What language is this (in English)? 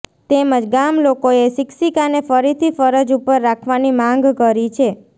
Gujarati